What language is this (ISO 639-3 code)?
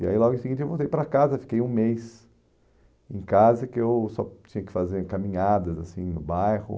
por